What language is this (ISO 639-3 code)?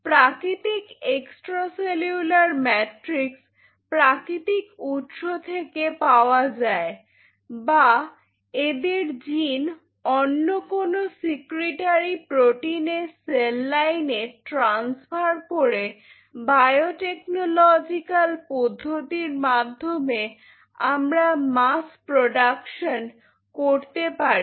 ben